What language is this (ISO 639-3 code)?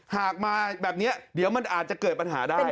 tha